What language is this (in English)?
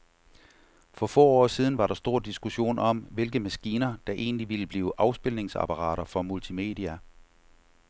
Danish